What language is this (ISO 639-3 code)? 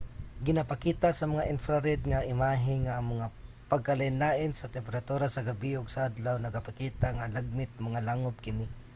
ceb